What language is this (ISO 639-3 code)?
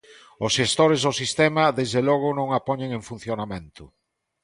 glg